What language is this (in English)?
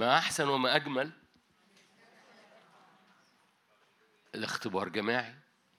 Arabic